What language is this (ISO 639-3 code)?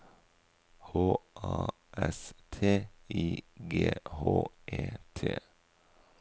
nor